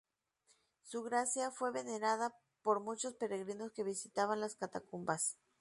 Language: Spanish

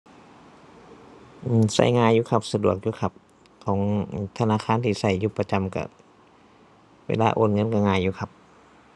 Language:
Thai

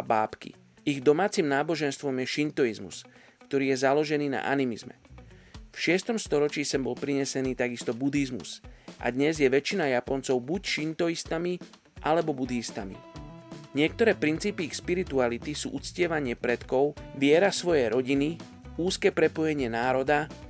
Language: Slovak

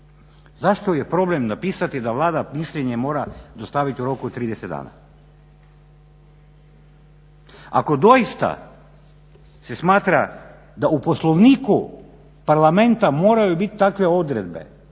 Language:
Croatian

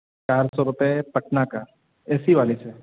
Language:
Urdu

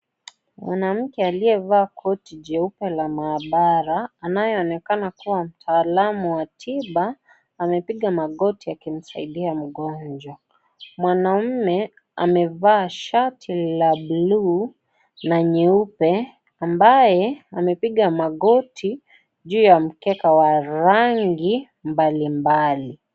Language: Swahili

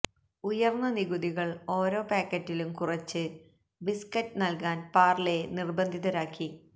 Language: Malayalam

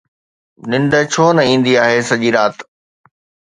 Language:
Sindhi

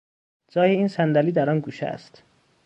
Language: Persian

